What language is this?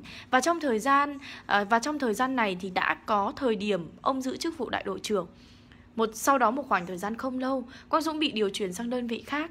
Vietnamese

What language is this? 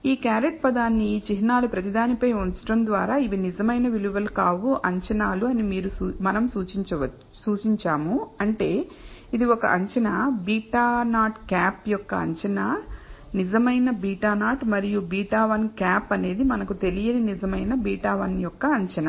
Telugu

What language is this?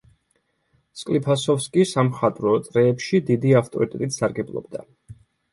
Georgian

